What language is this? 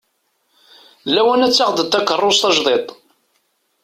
Kabyle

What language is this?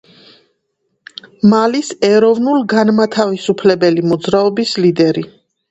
Georgian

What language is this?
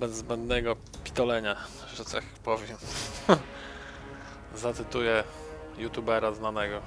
Polish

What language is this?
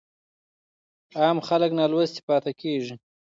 Pashto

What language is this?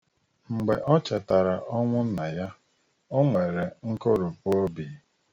Igbo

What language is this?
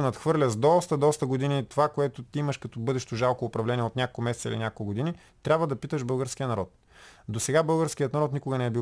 Bulgarian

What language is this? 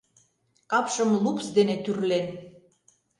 Mari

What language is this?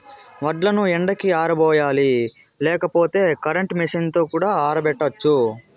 Telugu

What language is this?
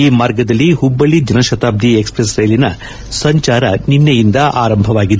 Kannada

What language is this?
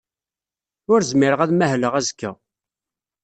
Kabyle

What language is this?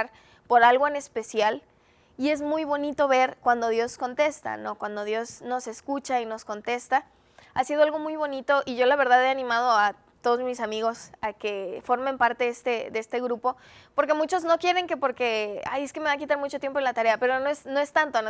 Spanish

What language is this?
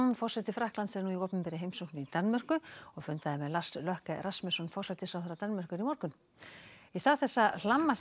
Icelandic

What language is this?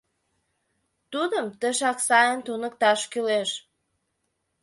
Mari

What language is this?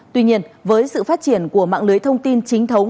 Vietnamese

